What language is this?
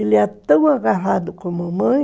Portuguese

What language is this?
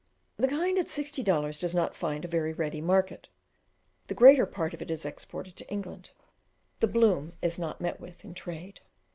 English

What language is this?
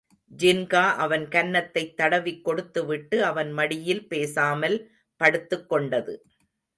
Tamil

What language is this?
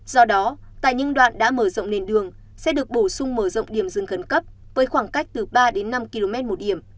Vietnamese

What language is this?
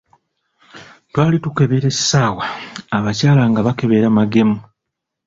Ganda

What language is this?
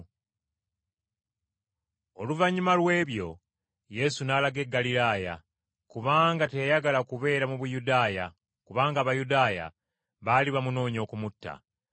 Ganda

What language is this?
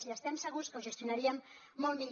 Catalan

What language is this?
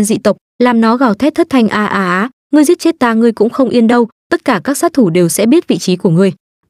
Vietnamese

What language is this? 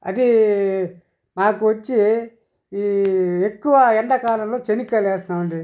Telugu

